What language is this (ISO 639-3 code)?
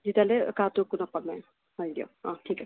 asm